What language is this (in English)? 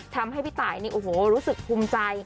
Thai